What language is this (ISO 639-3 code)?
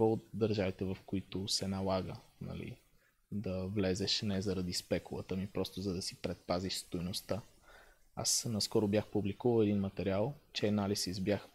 bul